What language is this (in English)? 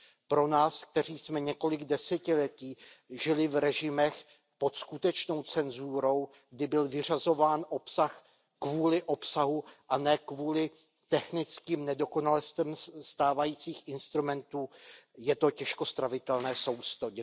Czech